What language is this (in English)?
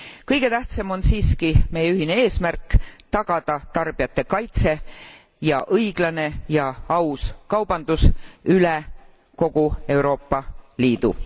Estonian